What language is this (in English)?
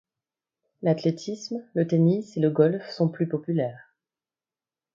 French